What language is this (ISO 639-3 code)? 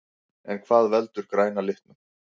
isl